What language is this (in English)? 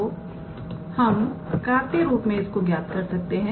Hindi